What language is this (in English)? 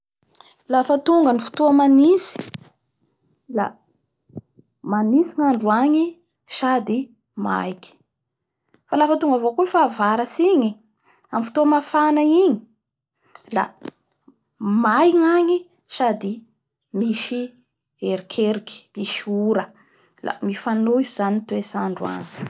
Bara Malagasy